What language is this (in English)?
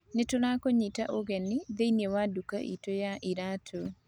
Kikuyu